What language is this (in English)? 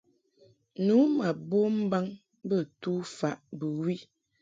Mungaka